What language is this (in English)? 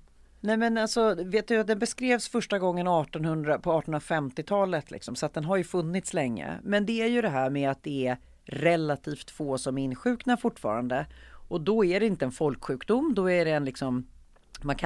Swedish